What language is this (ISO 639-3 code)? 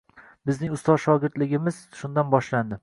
uzb